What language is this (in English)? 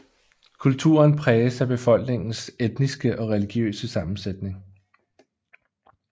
Danish